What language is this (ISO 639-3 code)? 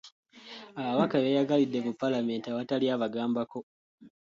lug